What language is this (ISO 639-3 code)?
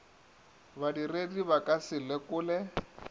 nso